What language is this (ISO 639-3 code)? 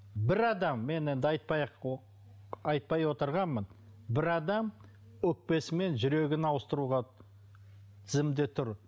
kaz